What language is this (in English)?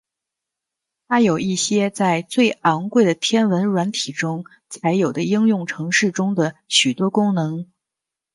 Chinese